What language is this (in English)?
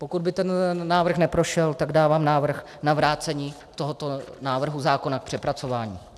Czech